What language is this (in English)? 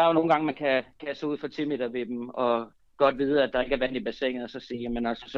Danish